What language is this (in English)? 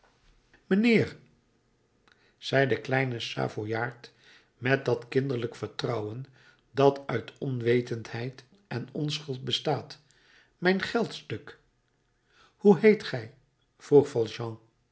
Dutch